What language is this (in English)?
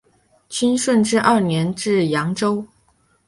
Chinese